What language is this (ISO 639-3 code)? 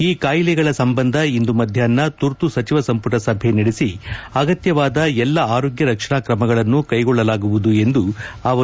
kan